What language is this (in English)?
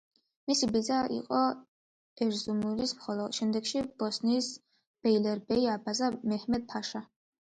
Georgian